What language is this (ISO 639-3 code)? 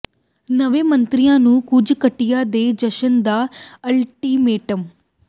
pan